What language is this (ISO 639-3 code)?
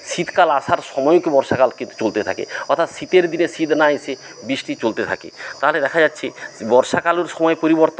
ben